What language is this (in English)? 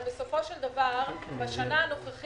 Hebrew